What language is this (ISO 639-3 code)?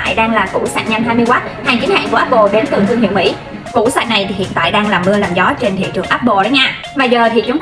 vie